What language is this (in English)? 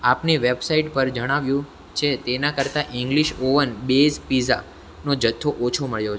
Gujarati